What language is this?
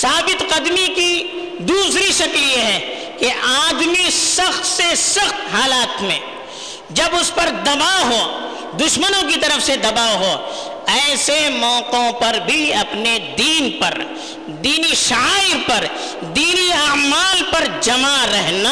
Urdu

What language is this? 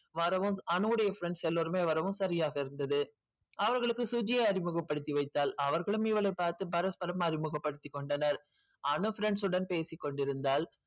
Tamil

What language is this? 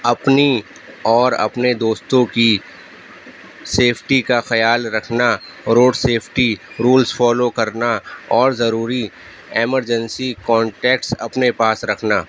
Urdu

